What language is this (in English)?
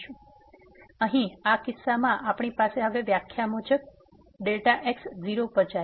Gujarati